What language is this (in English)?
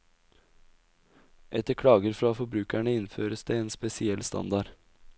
Norwegian